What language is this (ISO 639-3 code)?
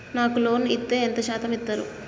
tel